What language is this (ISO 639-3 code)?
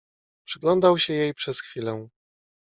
pol